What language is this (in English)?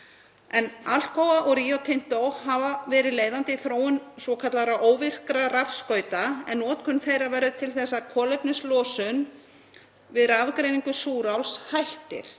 Icelandic